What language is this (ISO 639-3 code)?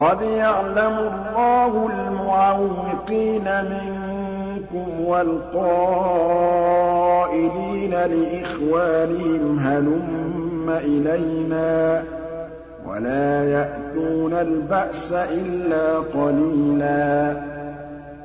ara